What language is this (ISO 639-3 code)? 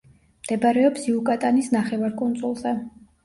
kat